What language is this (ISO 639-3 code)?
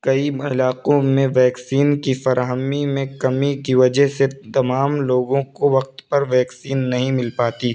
urd